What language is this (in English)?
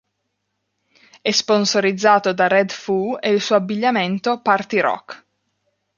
Italian